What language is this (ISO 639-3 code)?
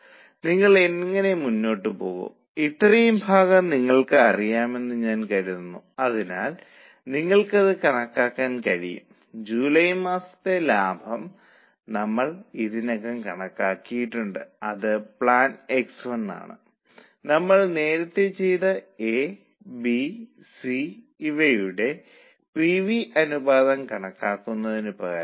mal